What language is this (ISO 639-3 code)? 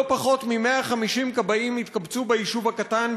heb